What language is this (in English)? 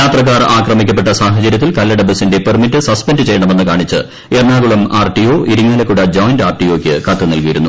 Malayalam